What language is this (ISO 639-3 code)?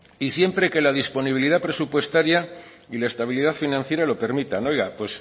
spa